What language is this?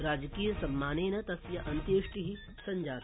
Sanskrit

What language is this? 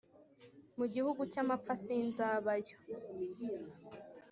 Kinyarwanda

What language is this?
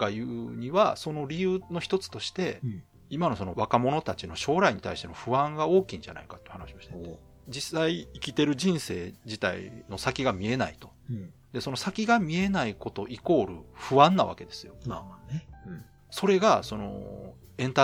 Japanese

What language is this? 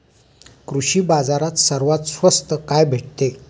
Marathi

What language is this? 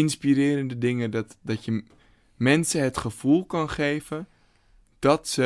Dutch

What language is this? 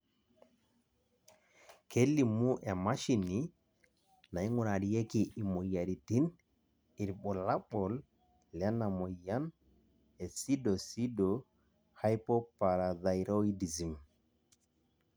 Masai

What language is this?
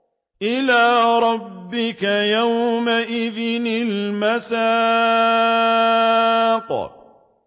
Arabic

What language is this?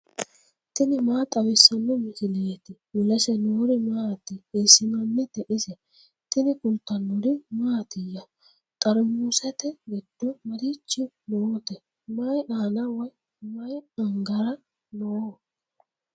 Sidamo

